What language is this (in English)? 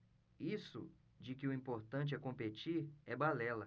Portuguese